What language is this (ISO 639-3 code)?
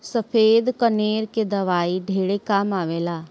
bho